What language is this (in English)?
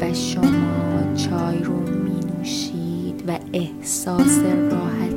Persian